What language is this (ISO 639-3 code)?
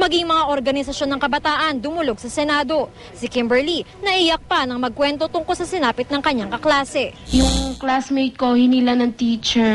fil